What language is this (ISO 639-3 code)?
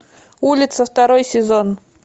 rus